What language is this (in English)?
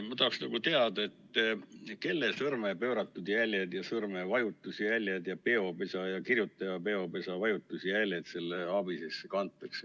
Estonian